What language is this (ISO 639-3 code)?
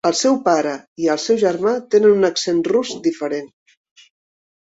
cat